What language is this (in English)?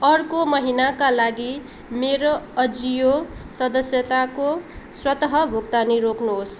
Nepali